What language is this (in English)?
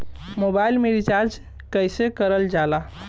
Bhojpuri